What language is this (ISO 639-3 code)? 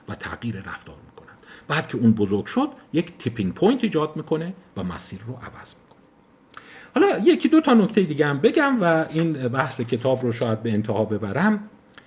fas